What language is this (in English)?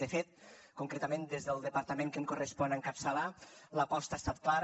Catalan